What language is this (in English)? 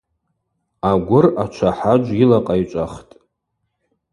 Abaza